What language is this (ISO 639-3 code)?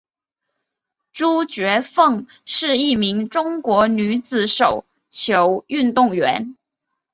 zho